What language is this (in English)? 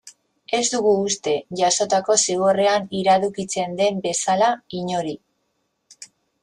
Basque